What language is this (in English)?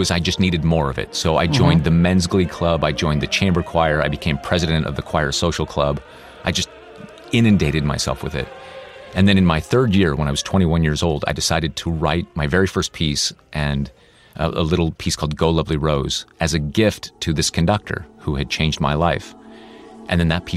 English